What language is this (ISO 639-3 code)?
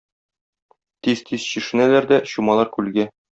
tat